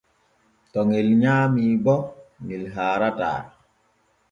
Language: Borgu Fulfulde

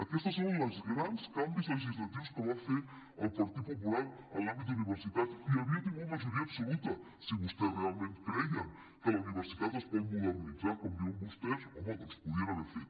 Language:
Catalan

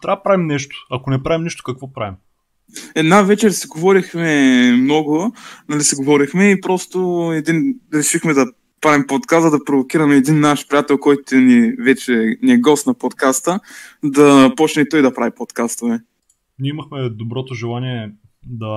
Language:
Bulgarian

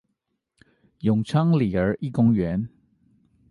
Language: Chinese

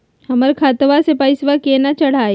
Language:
Magahi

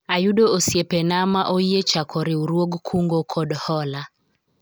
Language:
Luo (Kenya and Tanzania)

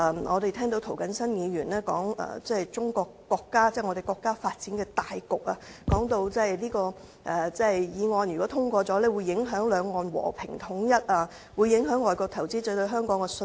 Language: Cantonese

